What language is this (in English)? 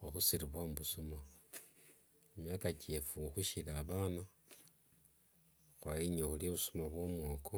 Wanga